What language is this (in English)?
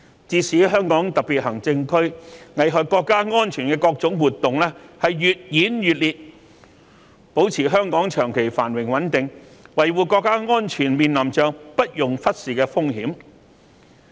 Cantonese